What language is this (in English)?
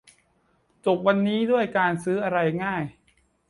Thai